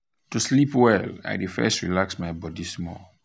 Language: Nigerian Pidgin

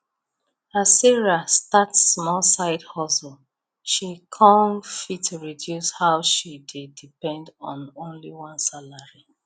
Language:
Nigerian Pidgin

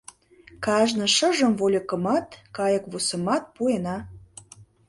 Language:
Mari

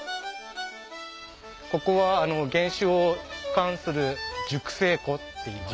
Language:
Japanese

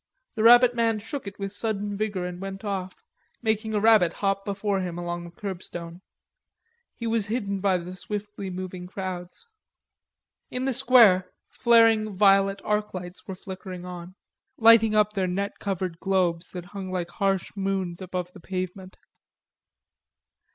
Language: English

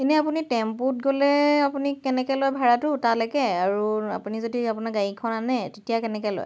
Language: Assamese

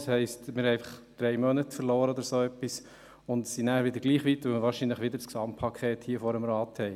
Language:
Swiss German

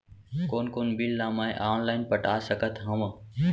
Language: Chhattisgarhi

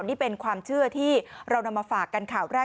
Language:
Thai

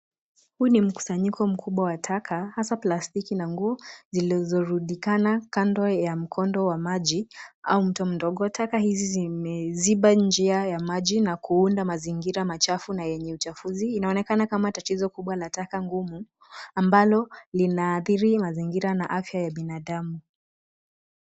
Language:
Swahili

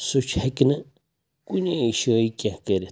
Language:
Kashmiri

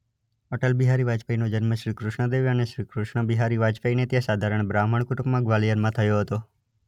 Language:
Gujarati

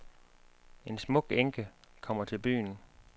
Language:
Danish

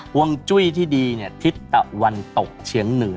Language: Thai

